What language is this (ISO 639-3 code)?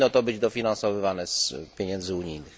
pol